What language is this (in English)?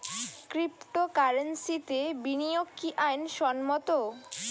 Bangla